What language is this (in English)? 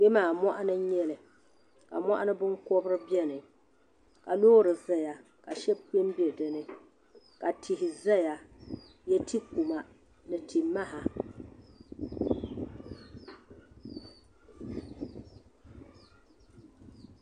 Dagbani